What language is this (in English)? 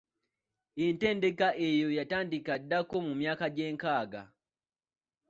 Ganda